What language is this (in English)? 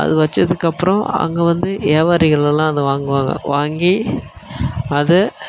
Tamil